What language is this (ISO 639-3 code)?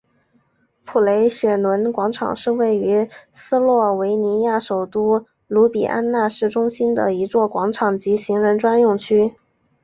zho